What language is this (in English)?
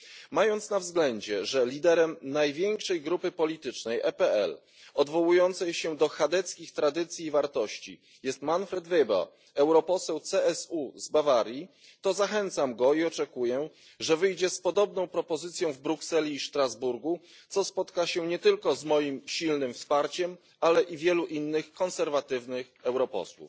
Polish